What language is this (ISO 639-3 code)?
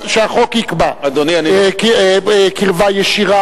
heb